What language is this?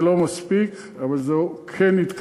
Hebrew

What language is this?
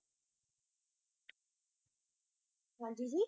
Punjabi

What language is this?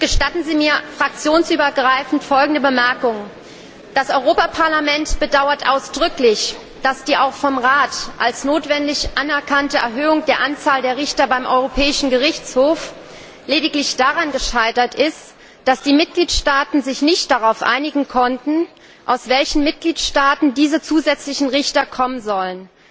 German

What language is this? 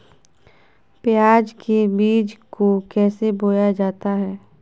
Magahi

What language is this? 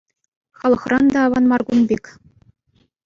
Chuvash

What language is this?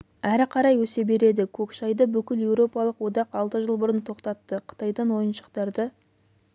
Kazakh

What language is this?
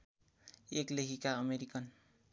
Nepali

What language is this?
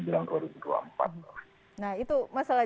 Indonesian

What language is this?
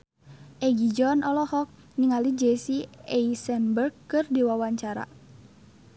Sundanese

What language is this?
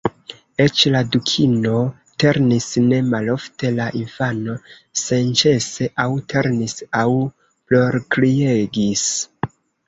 Esperanto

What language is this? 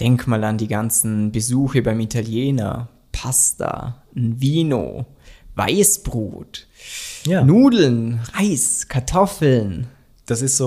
German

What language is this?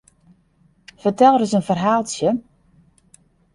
Western Frisian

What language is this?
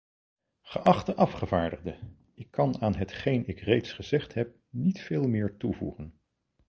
Dutch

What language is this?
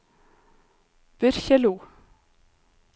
Norwegian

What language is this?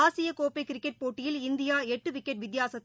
Tamil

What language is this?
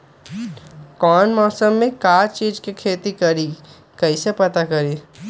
Magahi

